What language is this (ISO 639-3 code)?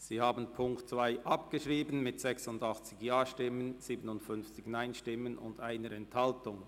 gsw